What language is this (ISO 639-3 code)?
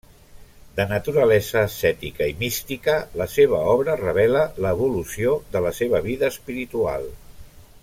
cat